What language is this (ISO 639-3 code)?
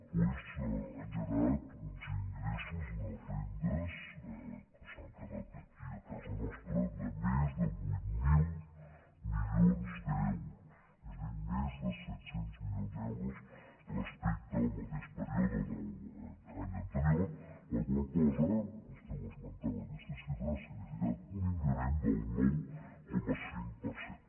cat